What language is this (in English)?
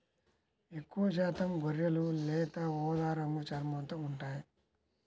Telugu